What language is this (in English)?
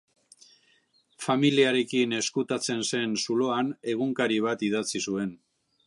Basque